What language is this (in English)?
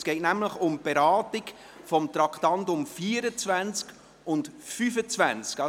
Swiss German